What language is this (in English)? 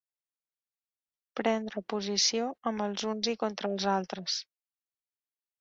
Catalan